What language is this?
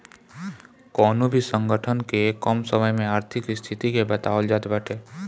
Bhojpuri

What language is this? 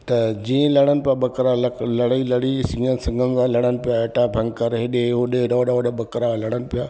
Sindhi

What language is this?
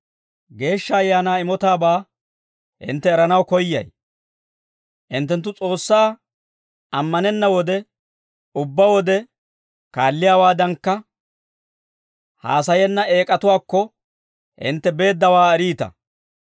Dawro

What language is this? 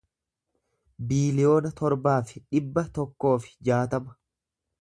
Oromo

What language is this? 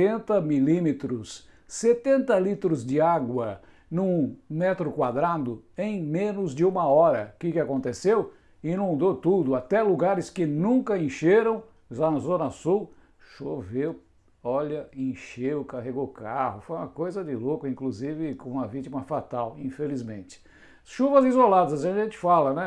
Portuguese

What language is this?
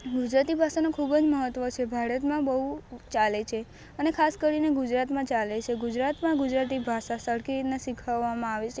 Gujarati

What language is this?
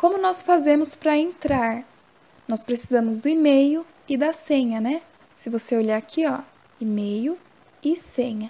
Portuguese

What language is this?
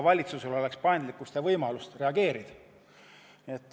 Estonian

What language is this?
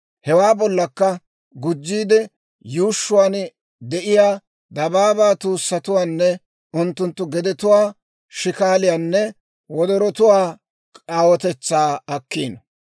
Dawro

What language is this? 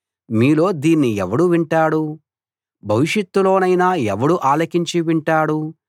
Telugu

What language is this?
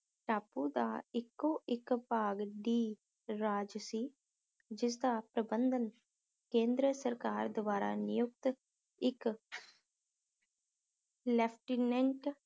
Punjabi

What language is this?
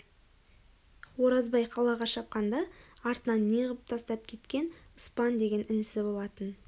Kazakh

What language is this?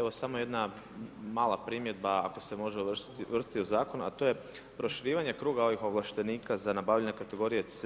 Croatian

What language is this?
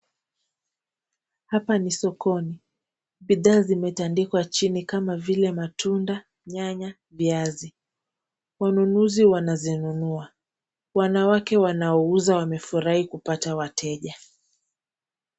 Swahili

